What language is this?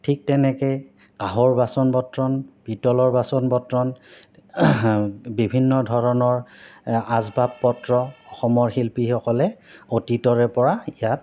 Assamese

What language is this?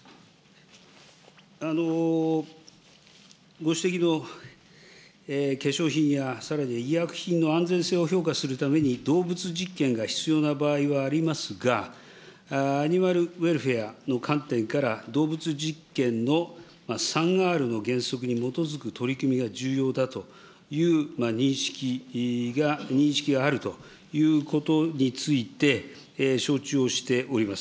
Japanese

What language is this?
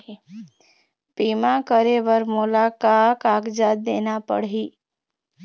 Chhattisgarhi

